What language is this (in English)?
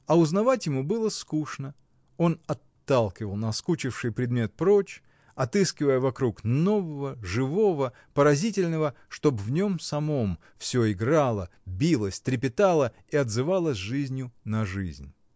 Russian